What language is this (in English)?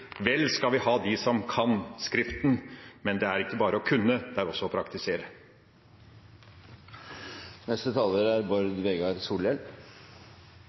Norwegian